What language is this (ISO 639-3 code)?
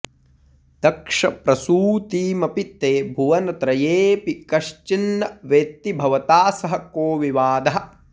san